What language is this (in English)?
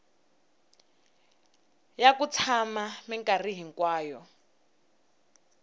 Tsonga